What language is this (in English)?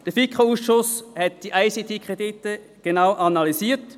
Swiss German